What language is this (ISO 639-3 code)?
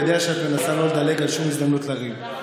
heb